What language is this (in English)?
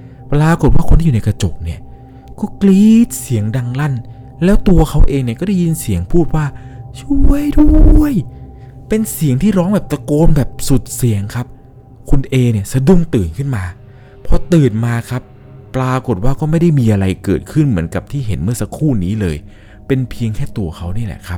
Thai